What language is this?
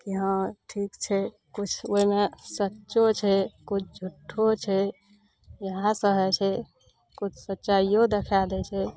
Maithili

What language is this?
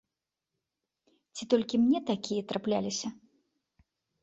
Belarusian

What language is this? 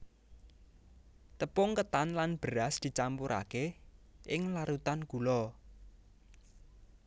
Javanese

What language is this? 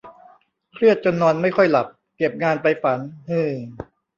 Thai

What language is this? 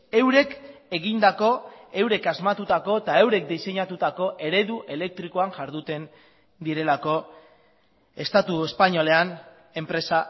Basque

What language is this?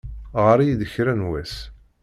Kabyle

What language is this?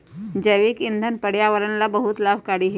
Magahi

